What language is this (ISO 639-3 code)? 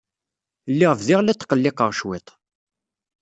kab